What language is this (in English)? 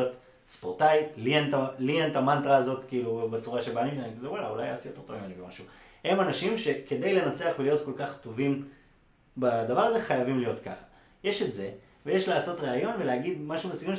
Hebrew